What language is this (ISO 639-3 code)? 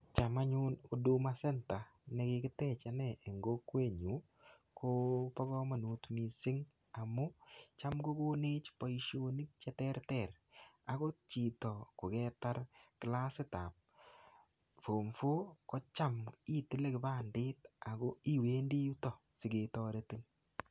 kln